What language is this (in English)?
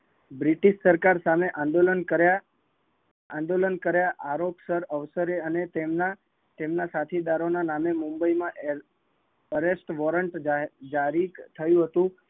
Gujarati